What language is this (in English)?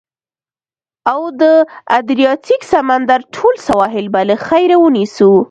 Pashto